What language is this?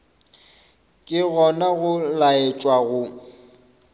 Northern Sotho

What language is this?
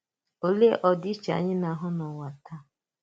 Igbo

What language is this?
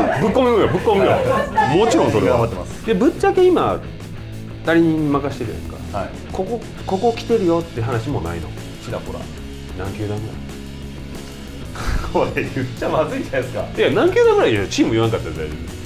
Japanese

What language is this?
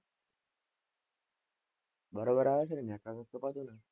Gujarati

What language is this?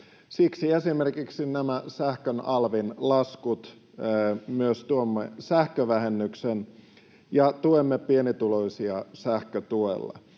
Finnish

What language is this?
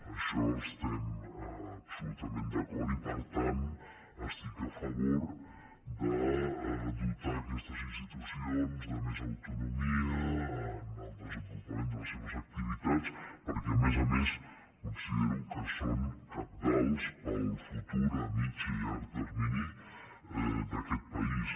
Catalan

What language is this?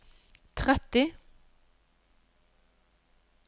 Norwegian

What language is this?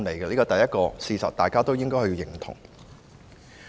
Cantonese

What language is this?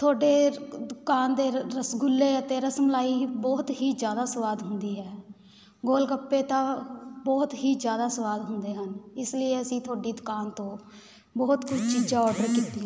Punjabi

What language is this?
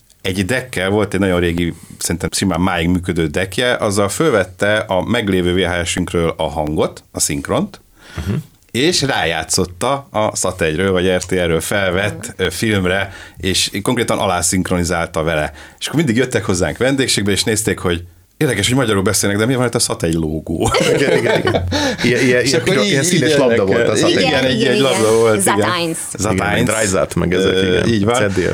Hungarian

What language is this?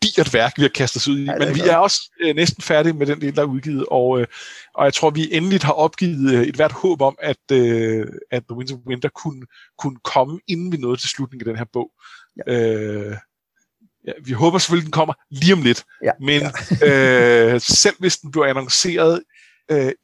Danish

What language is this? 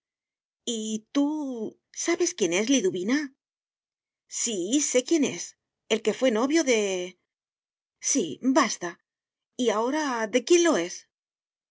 Spanish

